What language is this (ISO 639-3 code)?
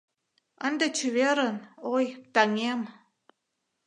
chm